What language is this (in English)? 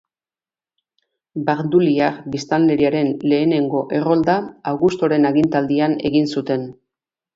Basque